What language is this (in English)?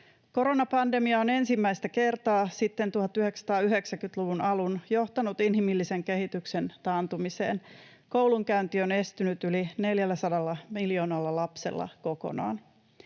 Finnish